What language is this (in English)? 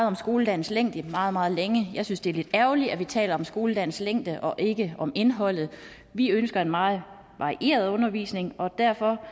Danish